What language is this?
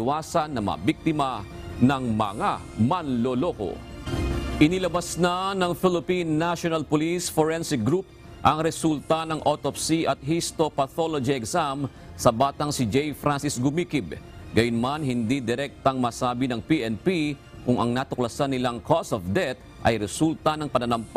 Filipino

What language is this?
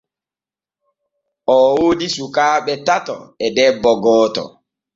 Borgu Fulfulde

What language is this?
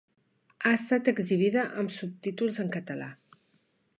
Catalan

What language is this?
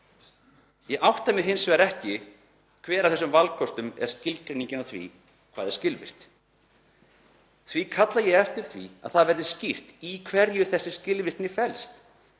Icelandic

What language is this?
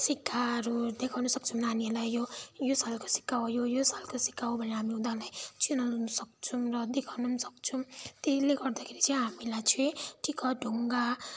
Nepali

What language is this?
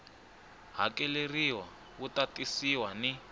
Tsonga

